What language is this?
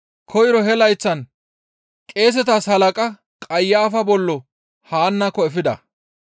Gamo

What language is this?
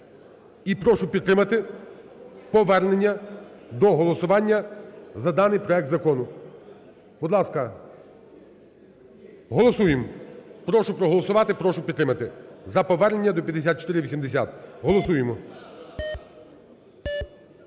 Ukrainian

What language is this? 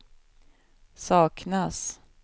Swedish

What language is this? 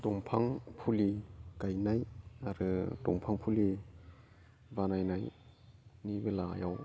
Bodo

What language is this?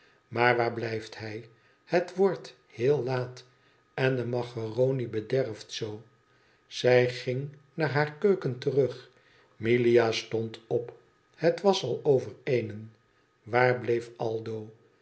Dutch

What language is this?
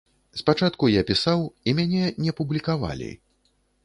Belarusian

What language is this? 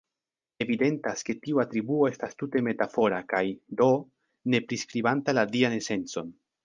Esperanto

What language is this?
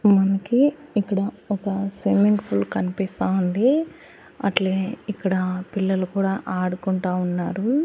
Telugu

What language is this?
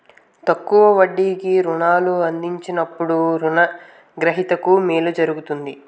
Telugu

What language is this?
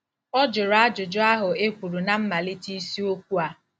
Igbo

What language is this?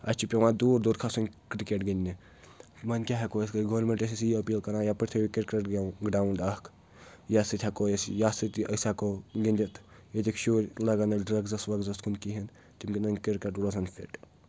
Kashmiri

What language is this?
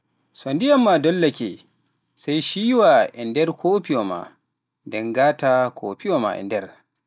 Pular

